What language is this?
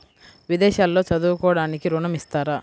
Telugu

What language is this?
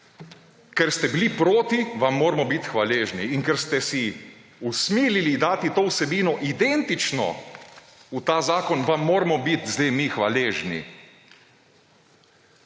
Slovenian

